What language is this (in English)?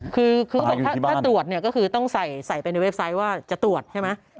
Thai